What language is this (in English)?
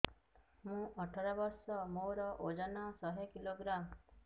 Odia